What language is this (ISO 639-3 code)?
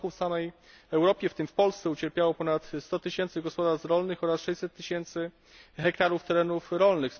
pol